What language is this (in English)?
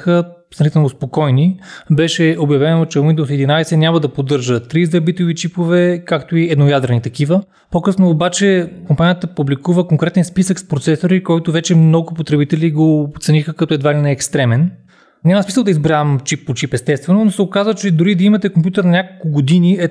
Bulgarian